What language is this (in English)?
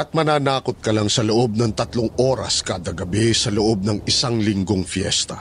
Filipino